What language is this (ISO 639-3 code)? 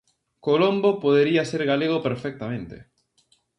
glg